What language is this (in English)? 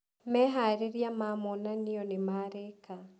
Kikuyu